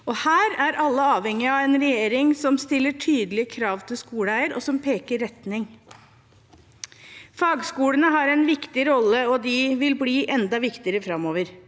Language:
Norwegian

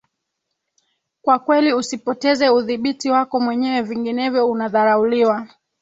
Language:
Swahili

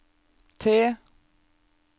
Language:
Norwegian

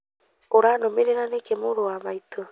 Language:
Kikuyu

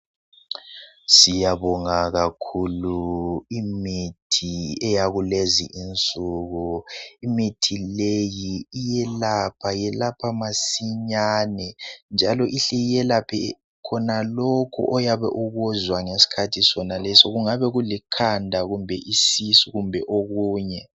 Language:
North Ndebele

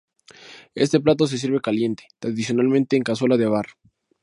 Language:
Spanish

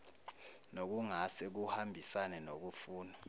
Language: Zulu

